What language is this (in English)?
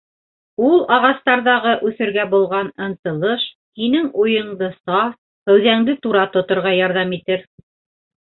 Bashkir